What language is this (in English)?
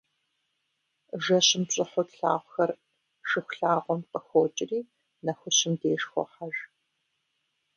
Kabardian